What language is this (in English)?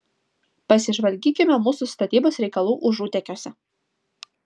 Lithuanian